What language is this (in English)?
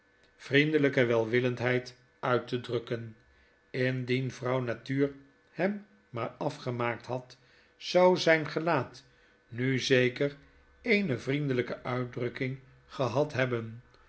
Dutch